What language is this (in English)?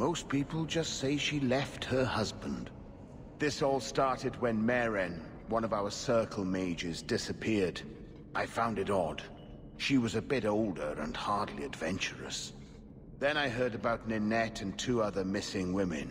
Polish